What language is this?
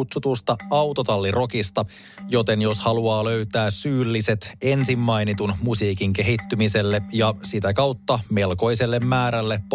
Finnish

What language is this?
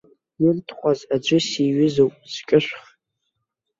Abkhazian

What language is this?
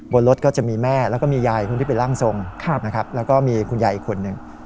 Thai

